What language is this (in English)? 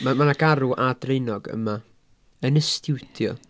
Welsh